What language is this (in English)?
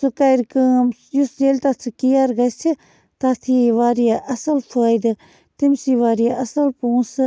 Kashmiri